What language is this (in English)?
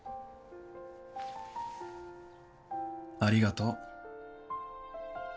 Japanese